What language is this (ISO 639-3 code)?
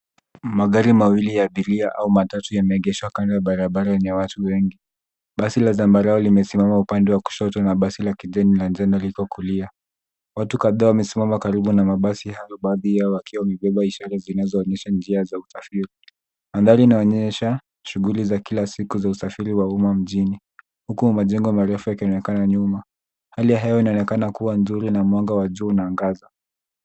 swa